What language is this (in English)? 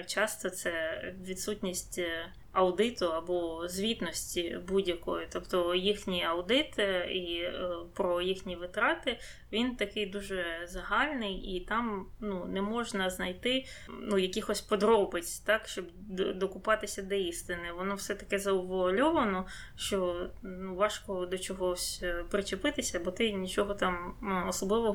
Ukrainian